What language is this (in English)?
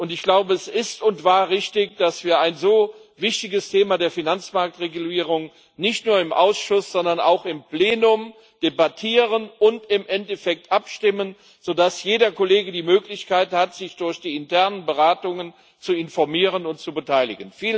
German